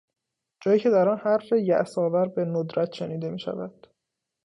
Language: Persian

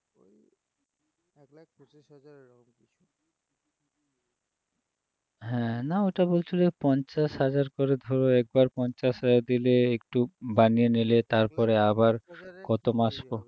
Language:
Bangla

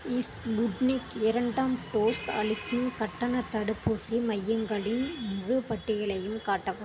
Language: Tamil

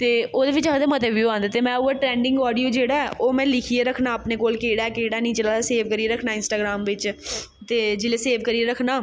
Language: Dogri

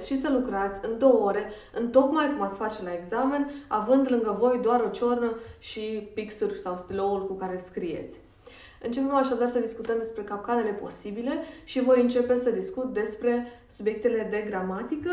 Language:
Romanian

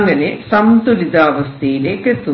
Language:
Malayalam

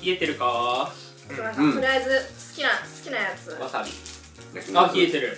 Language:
Japanese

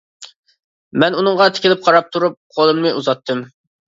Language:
Uyghur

